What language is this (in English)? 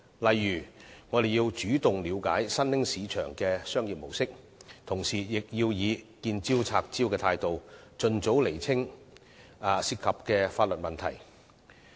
Cantonese